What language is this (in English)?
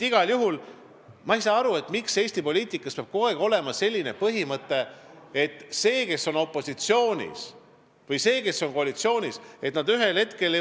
Estonian